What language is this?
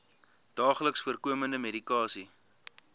Afrikaans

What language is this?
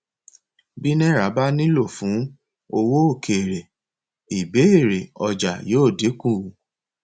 Yoruba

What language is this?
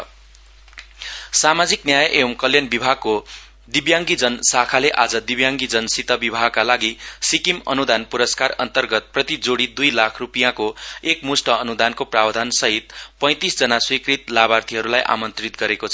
Nepali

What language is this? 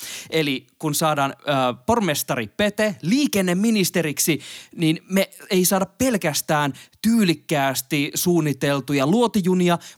Finnish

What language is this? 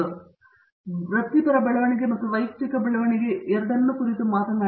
Kannada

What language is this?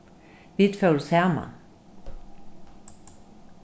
Faroese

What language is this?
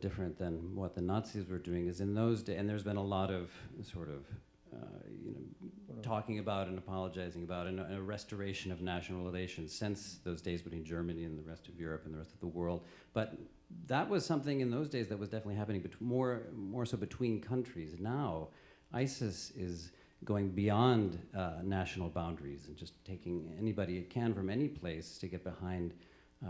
English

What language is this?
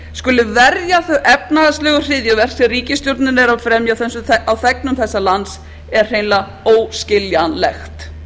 Icelandic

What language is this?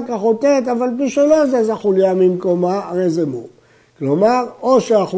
Hebrew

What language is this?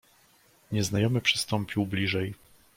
Polish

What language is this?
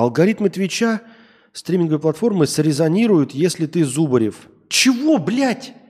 Russian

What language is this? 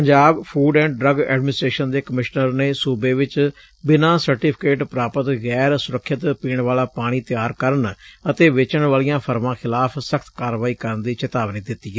Punjabi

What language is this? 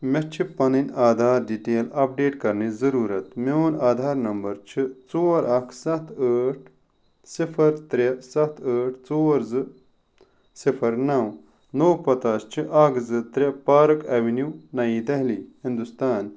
Kashmiri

